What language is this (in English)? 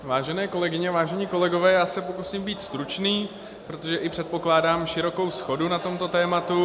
Czech